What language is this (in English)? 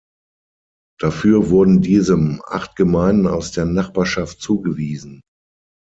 German